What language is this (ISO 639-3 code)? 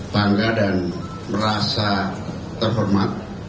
ind